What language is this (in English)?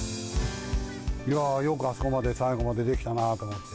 Japanese